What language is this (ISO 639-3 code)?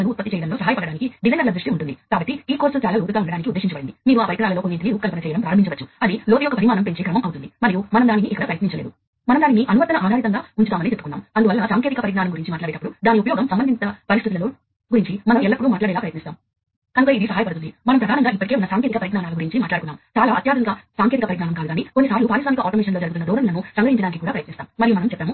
tel